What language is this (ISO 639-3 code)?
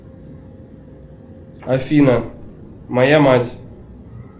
rus